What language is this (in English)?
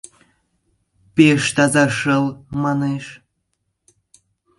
Mari